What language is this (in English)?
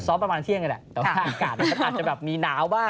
Thai